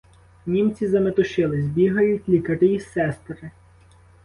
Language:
Ukrainian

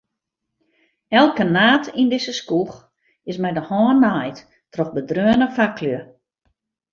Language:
Western Frisian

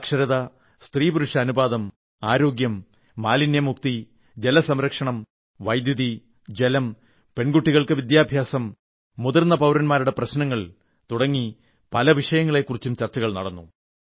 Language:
Malayalam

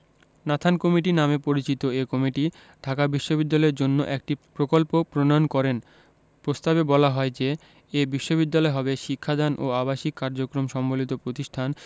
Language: Bangla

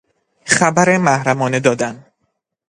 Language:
Persian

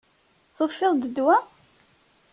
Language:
Kabyle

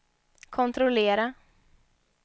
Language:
Swedish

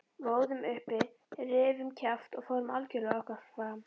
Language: Icelandic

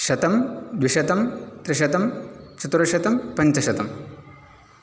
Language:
Sanskrit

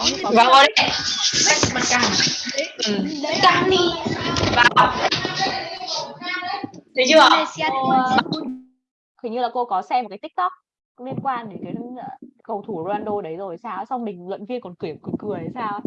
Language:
Vietnamese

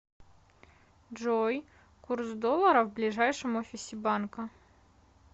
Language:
Russian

